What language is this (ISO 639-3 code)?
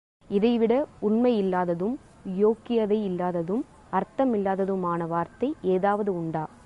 tam